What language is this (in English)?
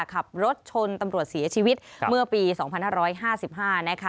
Thai